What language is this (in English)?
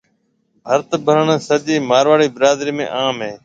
Marwari (Pakistan)